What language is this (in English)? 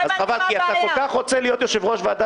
Hebrew